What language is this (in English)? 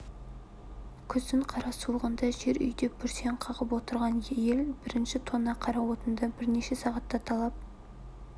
Kazakh